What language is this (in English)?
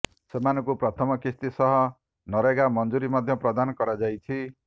Odia